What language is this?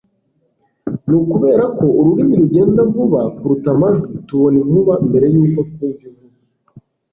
Kinyarwanda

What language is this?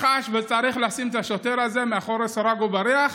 Hebrew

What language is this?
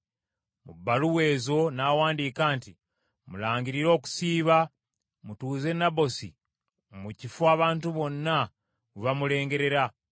Ganda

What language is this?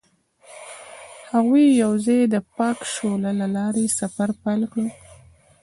Pashto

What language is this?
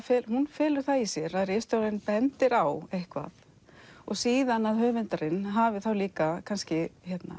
Icelandic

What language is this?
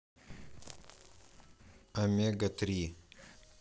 Russian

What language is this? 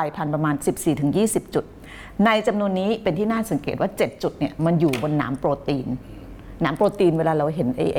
Thai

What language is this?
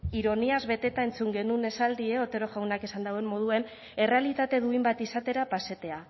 Basque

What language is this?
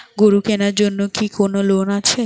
Bangla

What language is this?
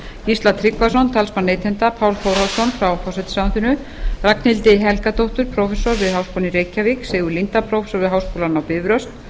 Icelandic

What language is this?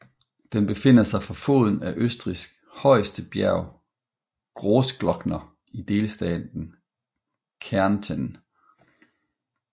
Danish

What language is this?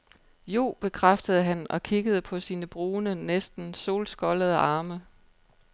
Danish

